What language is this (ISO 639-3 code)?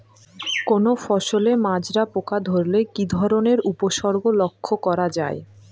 ben